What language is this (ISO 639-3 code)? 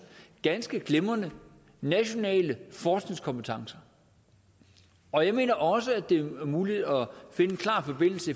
dan